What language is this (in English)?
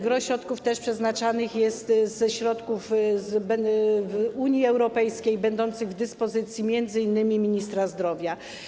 Polish